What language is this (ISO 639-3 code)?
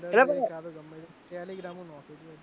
guj